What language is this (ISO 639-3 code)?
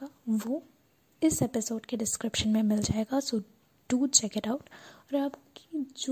hin